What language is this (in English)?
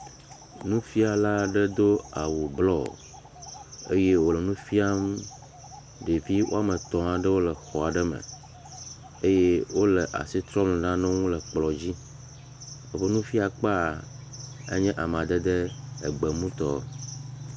Ewe